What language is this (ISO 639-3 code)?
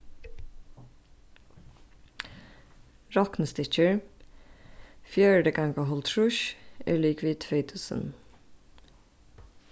fao